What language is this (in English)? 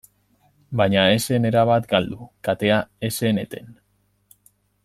Basque